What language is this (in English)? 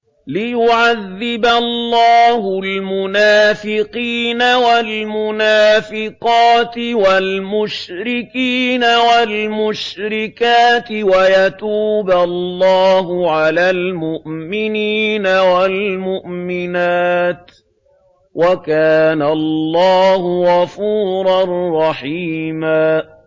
Arabic